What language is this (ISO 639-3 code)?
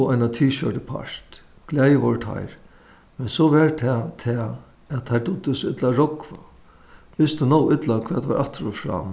fao